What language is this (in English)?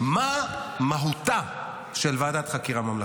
Hebrew